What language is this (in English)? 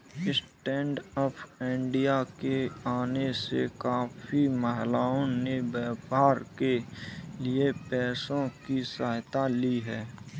Hindi